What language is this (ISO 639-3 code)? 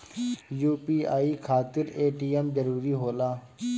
bho